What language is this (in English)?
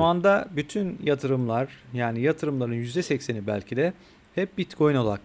Turkish